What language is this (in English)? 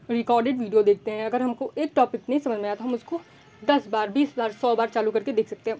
Hindi